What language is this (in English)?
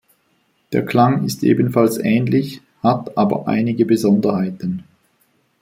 German